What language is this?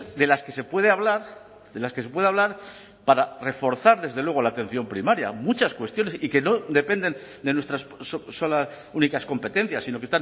Spanish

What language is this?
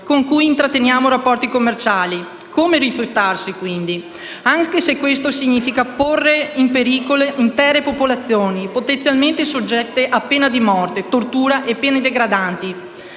Italian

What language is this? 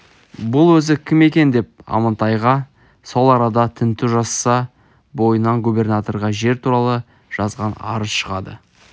Kazakh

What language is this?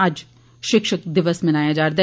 Dogri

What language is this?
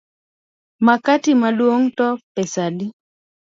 Luo (Kenya and Tanzania)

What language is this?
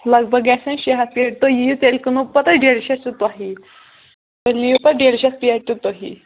Kashmiri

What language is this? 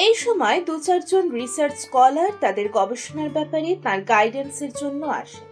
Bangla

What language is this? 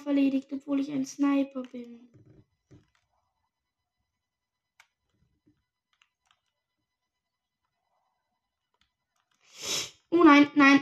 German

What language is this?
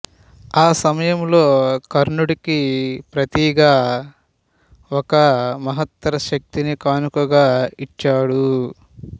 Telugu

